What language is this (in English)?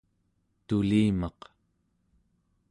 Central Yupik